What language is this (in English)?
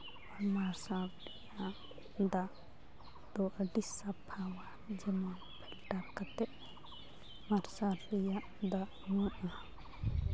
Santali